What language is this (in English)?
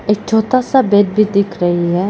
Hindi